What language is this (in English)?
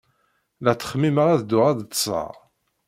Kabyle